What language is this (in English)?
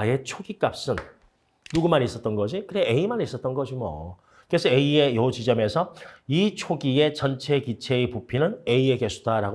Korean